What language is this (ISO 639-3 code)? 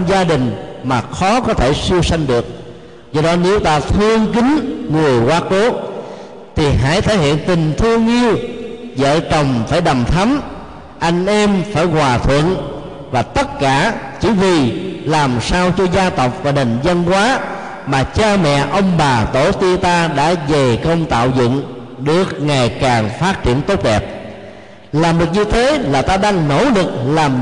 vie